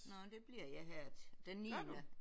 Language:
Danish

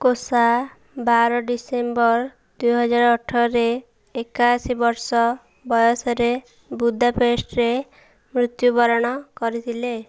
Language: Odia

